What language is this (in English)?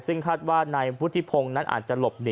Thai